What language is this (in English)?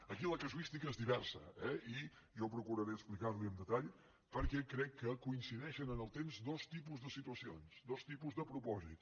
Catalan